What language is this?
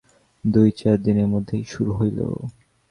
Bangla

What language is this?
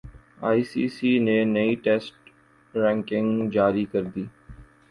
Urdu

